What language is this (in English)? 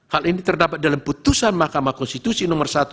Indonesian